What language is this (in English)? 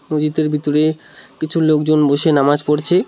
Bangla